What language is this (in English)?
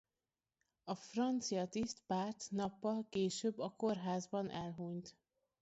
Hungarian